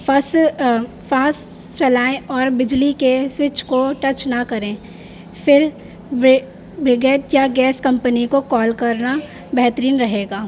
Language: Urdu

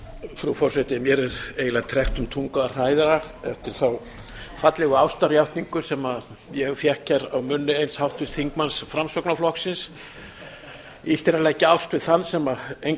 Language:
Icelandic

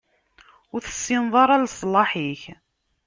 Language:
Kabyle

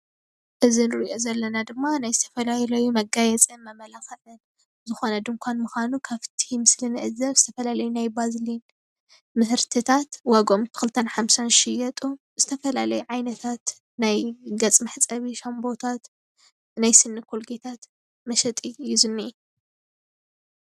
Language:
Tigrinya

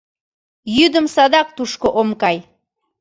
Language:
Mari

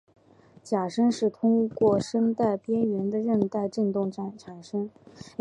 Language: Chinese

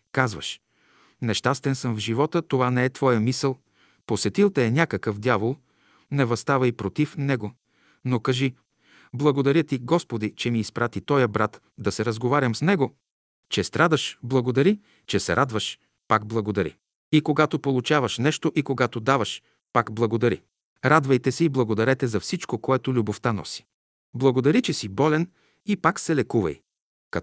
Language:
Bulgarian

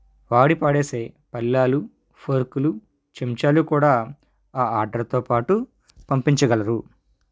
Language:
Telugu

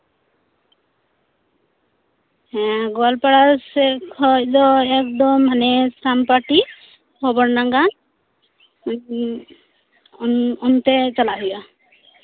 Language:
Santali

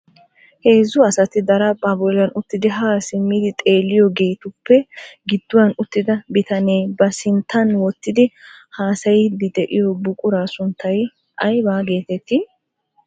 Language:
Wolaytta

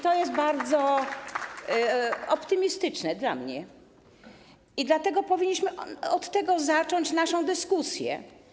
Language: Polish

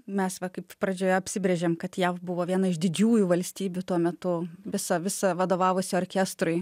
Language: Lithuanian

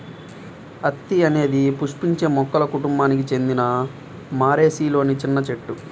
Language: Telugu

